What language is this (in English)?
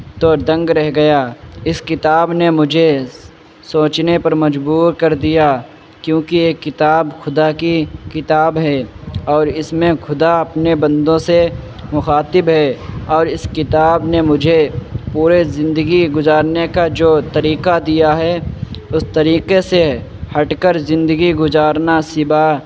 Urdu